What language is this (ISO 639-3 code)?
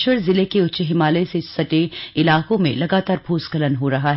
hin